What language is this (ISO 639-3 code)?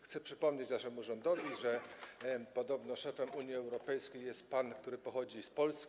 pol